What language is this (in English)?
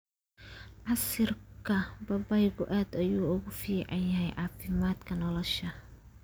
Somali